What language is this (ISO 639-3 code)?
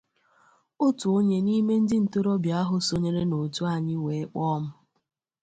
ibo